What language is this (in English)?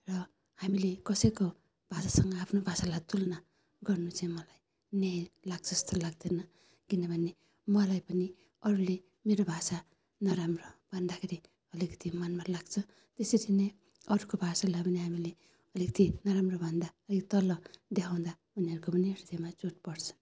Nepali